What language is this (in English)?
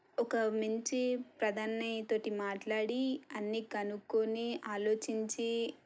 Telugu